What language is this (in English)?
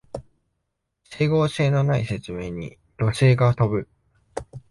Japanese